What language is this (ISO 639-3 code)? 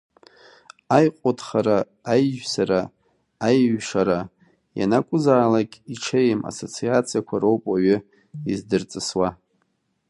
abk